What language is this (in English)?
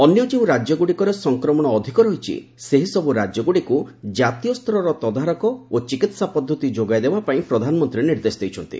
Odia